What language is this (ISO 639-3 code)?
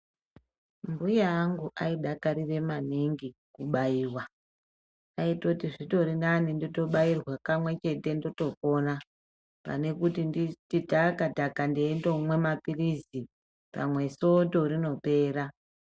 ndc